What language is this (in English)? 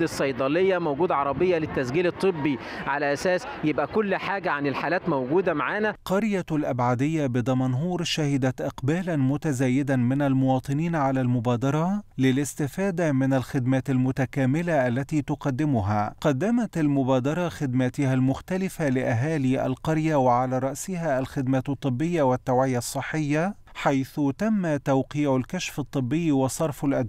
Arabic